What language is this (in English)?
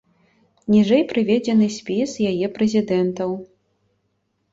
Belarusian